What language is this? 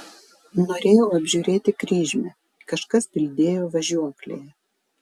Lithuanian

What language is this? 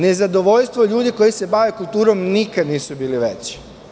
Serbian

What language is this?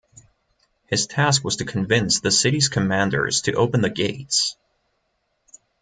English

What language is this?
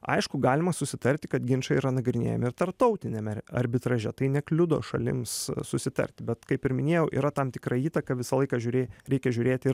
Lithuanian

